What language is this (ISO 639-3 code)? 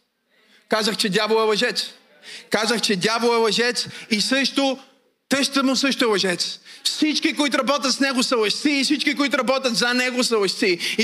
bul